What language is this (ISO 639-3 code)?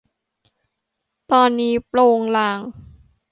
tha